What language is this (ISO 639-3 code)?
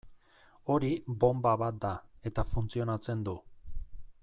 eus